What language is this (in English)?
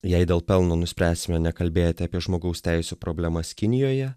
Lithuanian